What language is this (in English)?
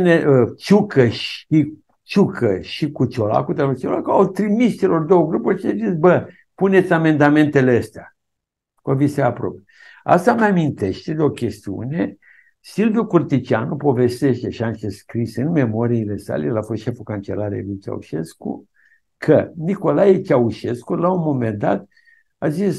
Romanian